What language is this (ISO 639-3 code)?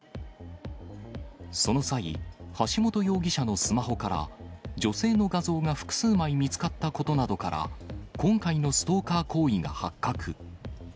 jpn